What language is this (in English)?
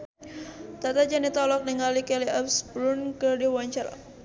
Sundanese